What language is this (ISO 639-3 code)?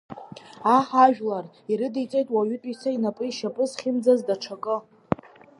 abk